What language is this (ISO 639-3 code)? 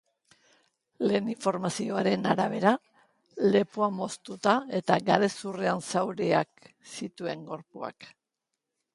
eus